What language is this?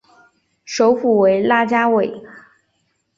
Chinese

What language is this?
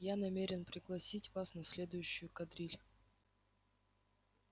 Russian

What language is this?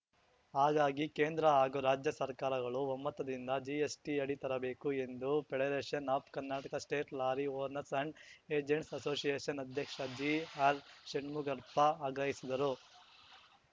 Kannada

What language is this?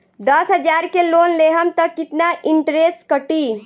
Bhojpuri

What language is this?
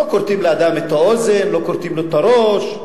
Hebrew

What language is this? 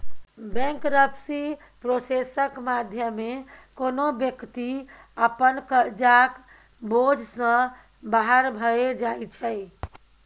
Maithili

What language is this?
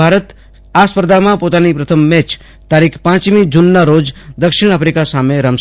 Gujarati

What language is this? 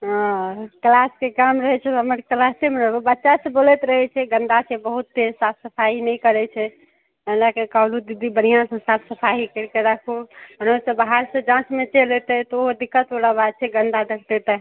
Maithili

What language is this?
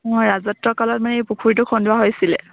Assamese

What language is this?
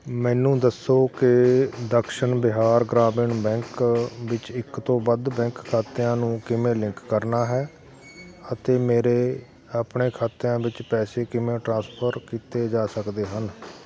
Punjabi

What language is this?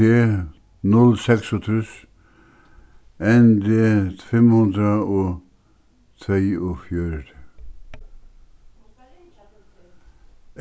Faroese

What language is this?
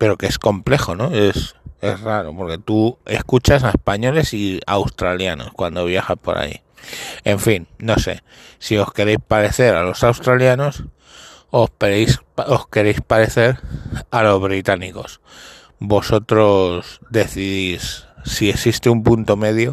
Spanish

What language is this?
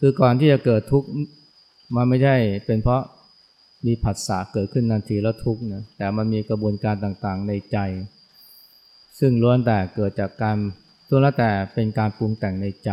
Thai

